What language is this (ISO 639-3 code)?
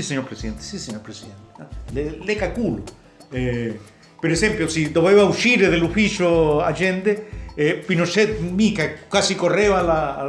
ita